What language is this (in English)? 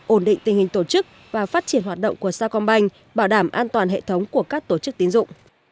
Vietnamese